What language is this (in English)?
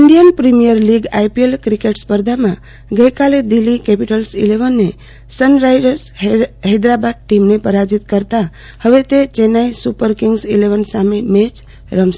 Gujarati